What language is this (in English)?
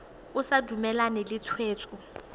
Tswana